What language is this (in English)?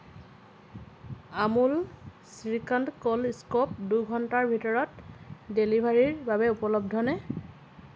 Assamese